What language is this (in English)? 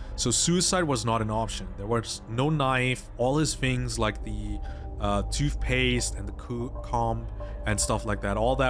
English